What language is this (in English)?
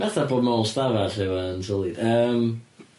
Welsh